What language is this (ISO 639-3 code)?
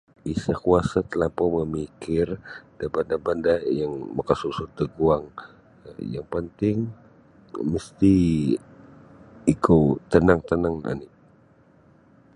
bsy